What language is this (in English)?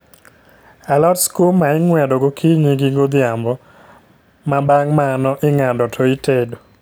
Luo (Kenya and Tanzania)